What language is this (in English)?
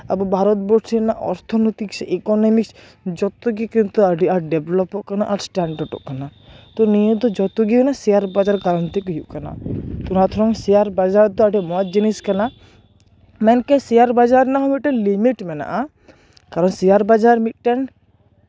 Santali